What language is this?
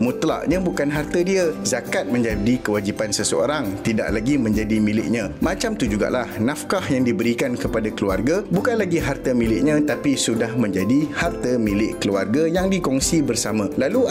Malay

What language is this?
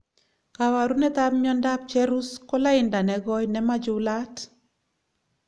Kalenjin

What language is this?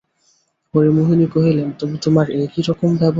Bangla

